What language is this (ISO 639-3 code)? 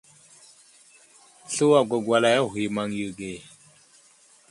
udl